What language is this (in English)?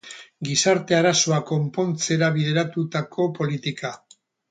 Basque